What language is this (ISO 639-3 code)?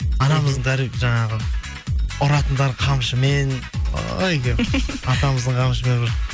kaz